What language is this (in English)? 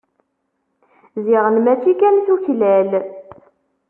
Kabyle